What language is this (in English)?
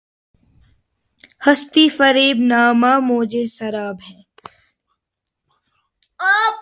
Urdu